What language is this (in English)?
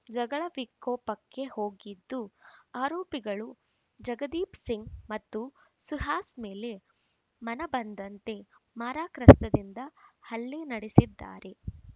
Kannada